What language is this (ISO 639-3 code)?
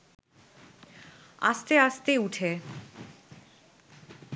ben